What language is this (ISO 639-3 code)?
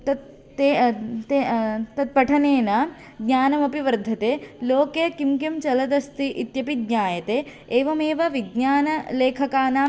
san